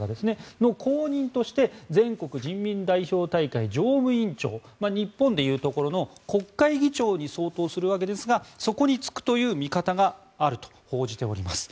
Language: Japanese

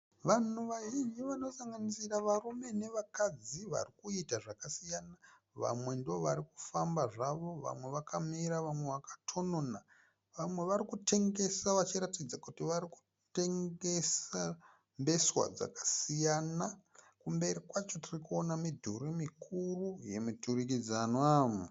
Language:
Shona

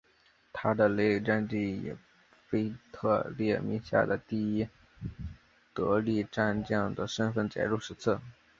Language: Chinese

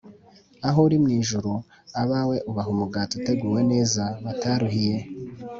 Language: Kinyarwanda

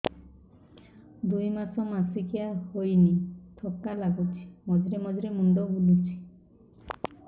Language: Odia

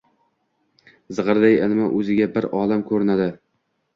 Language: Uzbek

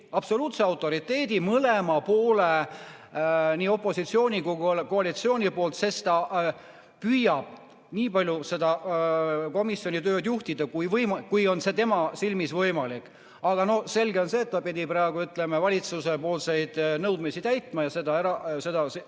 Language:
Estonian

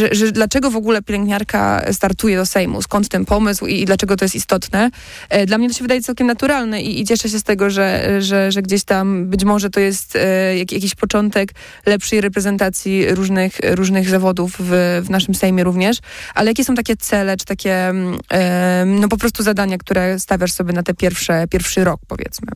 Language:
Polish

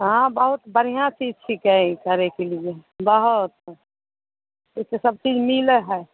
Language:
Maithili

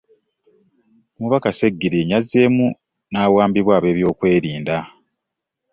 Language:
Ganda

